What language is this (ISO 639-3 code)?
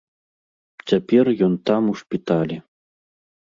bel